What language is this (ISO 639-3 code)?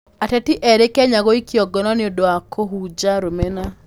kik